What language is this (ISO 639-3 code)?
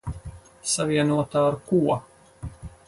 lav